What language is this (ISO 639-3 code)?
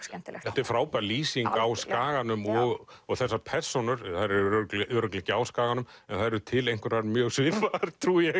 isl